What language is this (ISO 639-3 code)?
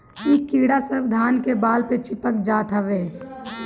bho